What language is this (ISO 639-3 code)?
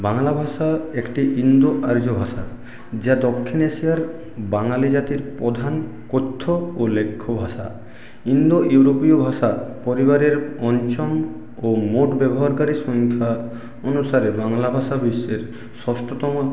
ben